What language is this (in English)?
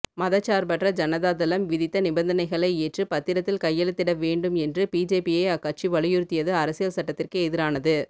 Tamil